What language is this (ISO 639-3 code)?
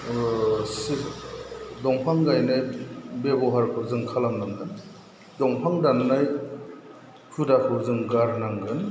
brx